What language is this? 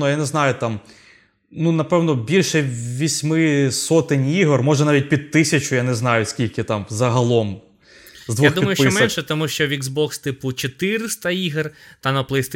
Ukrainian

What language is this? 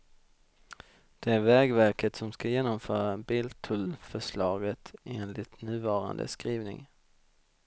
Swedish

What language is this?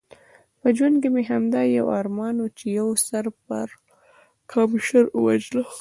Pashto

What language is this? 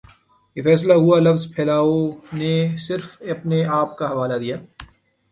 Urdu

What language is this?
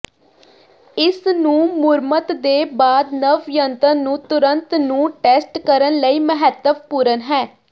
Punjabi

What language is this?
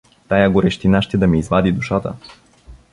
Bulgarian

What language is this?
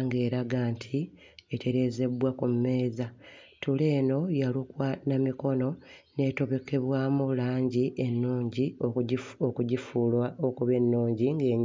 Ganda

